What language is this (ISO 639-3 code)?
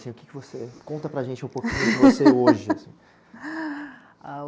por